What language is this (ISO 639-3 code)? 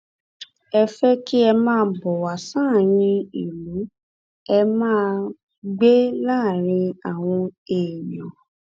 yor